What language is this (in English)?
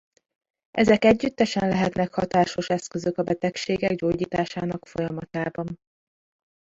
Hungarian